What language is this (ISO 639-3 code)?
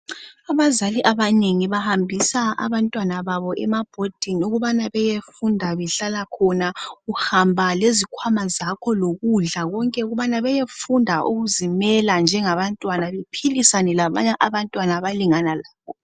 nde